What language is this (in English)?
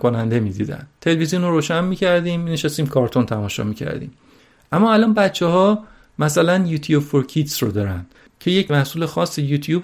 Persian